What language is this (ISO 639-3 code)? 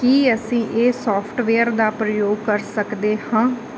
pan